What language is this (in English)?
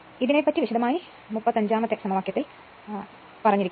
Malayalam